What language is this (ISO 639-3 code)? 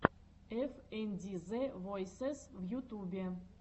rus